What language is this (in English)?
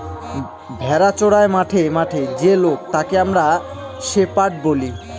Bangla